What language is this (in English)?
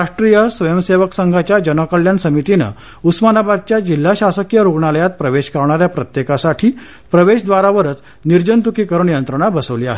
Marathi